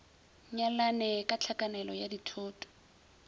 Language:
Northern Sotho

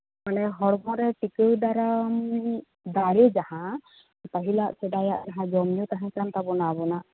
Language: Santali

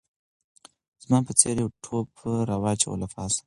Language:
Pashto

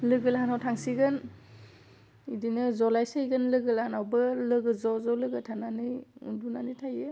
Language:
Bodo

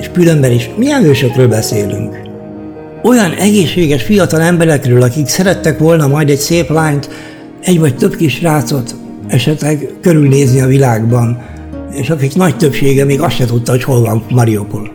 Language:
Hungarian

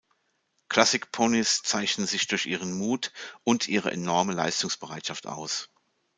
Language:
German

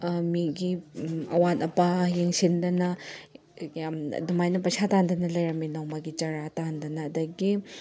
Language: Manipuri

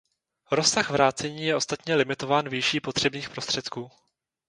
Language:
Czech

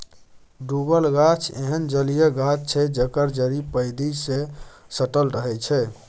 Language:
Maithili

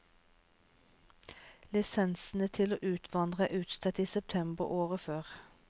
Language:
Norwegian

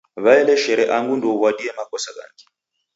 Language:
Taita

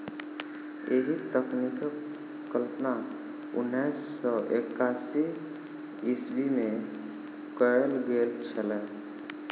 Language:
Maithili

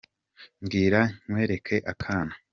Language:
Kinyarwanda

